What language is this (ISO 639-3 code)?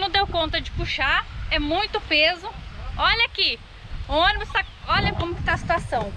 por